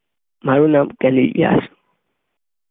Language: Gujarati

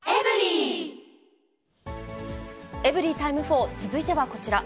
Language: Japanese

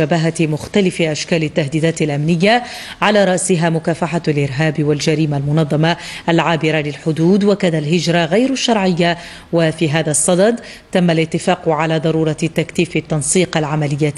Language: Arabic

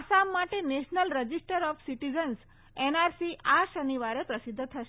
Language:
Gujarati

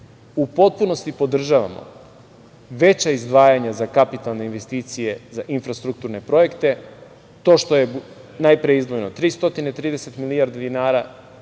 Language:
Serbian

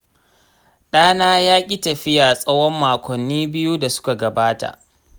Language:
Hausa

